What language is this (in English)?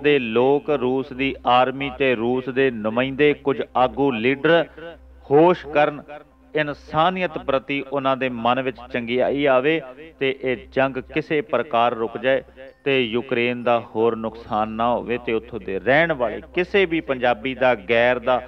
Punjabi